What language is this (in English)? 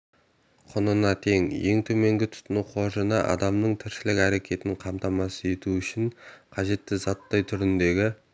Kazakh